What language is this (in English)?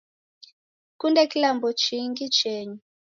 Taita